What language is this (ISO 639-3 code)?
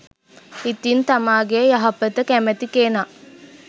sin